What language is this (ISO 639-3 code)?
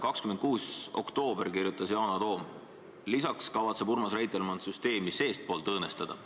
est